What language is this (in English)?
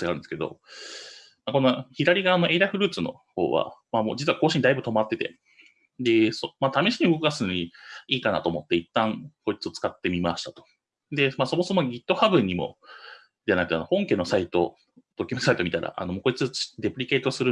Japanese